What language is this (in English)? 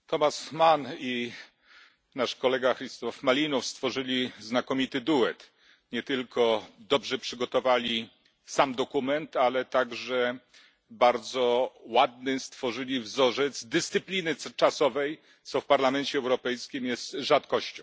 Polish